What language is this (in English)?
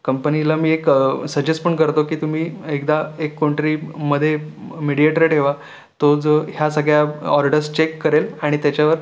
Marathi